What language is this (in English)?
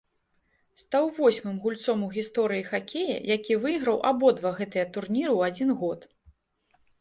Belarusian